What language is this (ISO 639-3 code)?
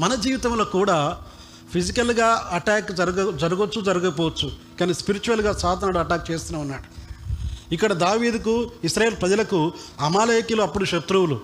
tel